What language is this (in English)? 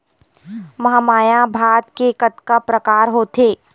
Chhattisgarhi